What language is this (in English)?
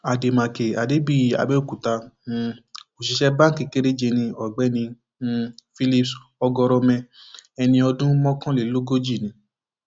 Yoruba